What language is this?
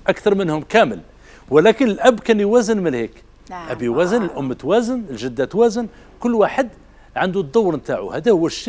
Arabic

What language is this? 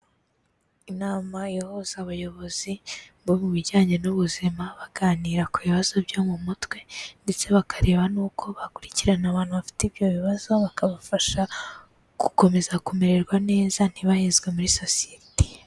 Kinyarwanda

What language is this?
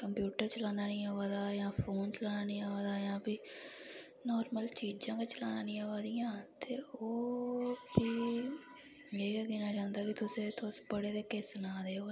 Dogri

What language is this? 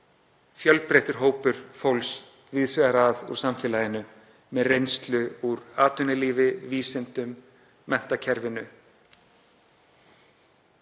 Icelandic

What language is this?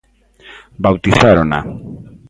Galician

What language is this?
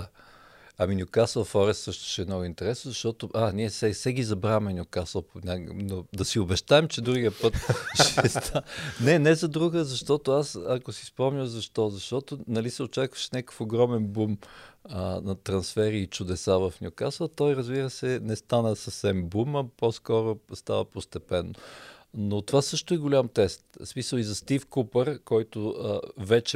Bulgarian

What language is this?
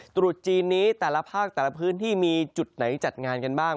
Thai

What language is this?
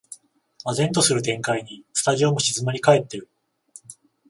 Japanese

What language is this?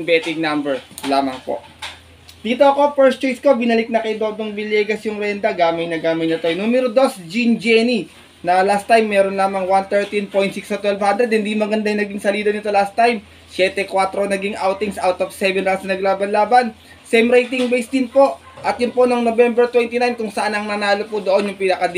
Filipino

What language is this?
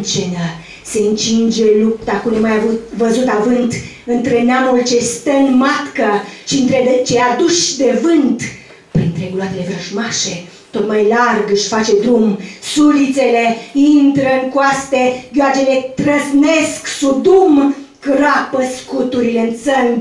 Romanian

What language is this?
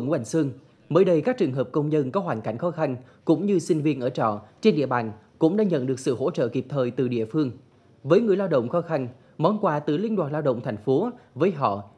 Vietnamese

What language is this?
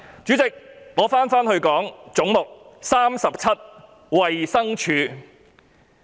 Cantonese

